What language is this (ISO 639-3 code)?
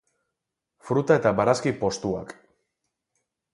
eus